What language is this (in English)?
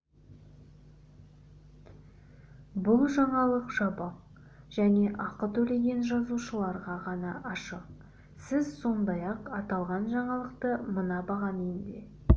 Kazakh